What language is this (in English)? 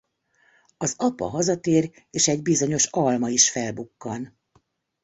Hungarian